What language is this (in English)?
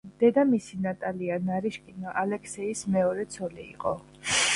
Georgian